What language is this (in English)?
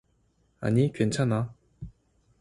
Korean